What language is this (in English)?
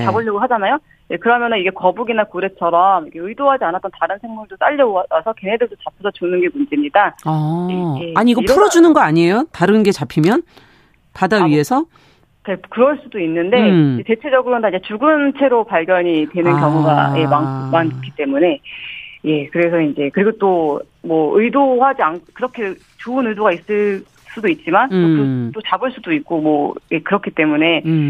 Korean